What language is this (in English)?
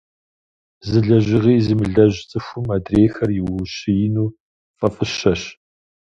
Kabardian